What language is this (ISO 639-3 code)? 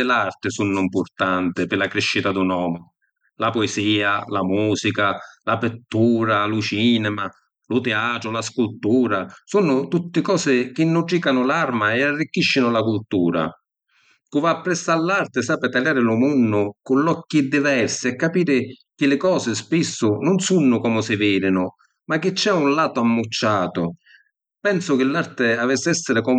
scn